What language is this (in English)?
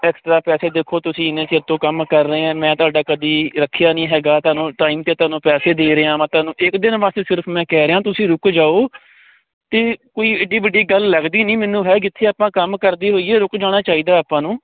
Punjabi